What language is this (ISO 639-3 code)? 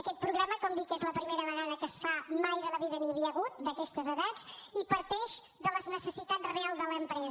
cat